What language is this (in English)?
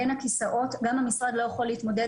Hebrew